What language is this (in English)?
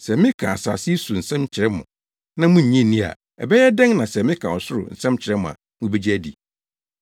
Akan